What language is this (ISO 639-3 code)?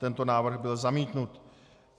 ces